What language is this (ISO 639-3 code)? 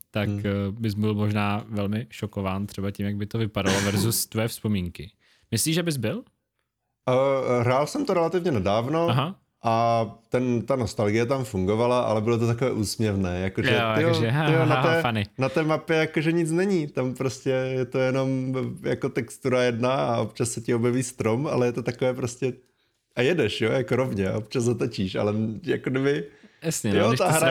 ces